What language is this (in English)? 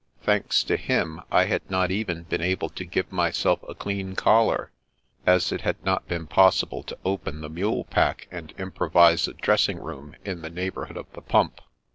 English